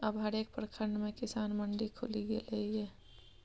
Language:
Maithili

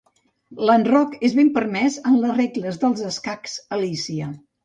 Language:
Catalan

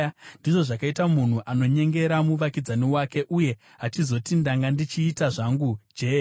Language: Shona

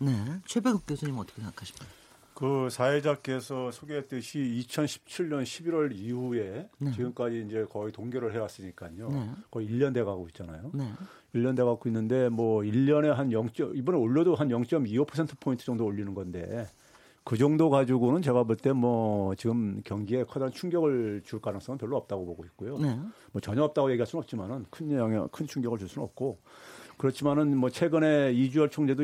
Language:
Korean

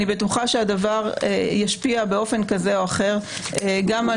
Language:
Hebrew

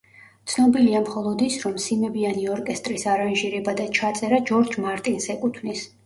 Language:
Georgian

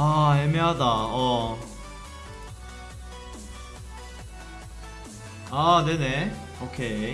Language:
Korean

